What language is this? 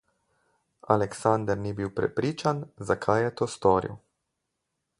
Slovenian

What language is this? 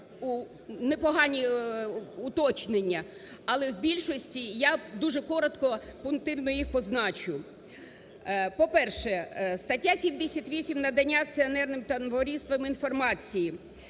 Ukrainian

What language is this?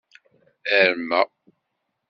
Kabyle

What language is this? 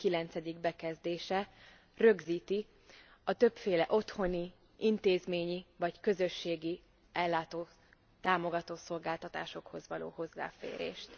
Hungarian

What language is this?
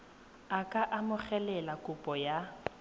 Tswana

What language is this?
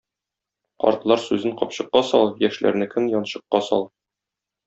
Tatar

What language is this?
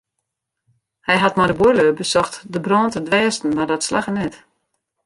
Western Frisian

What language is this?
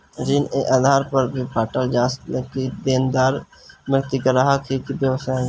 Bhojpuri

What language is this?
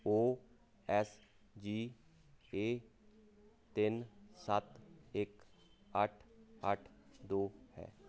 Punjabi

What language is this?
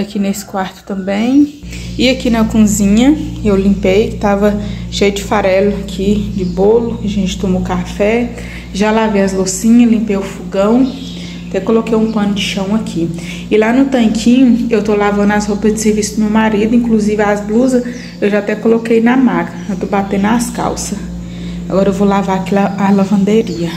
Portuguese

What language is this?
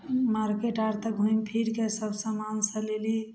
Maithili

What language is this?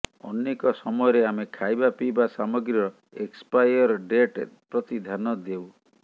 Odia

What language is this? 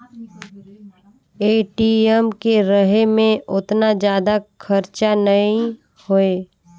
Chhattisgarhi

